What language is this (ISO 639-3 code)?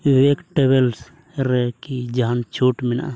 sat